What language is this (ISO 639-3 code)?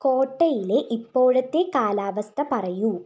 mal